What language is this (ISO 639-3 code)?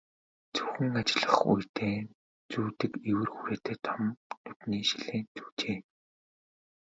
mon